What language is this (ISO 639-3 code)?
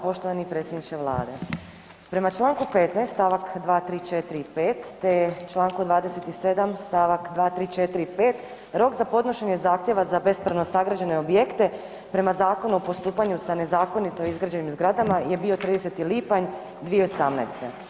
hrv